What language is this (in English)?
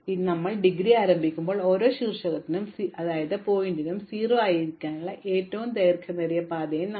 Malayalam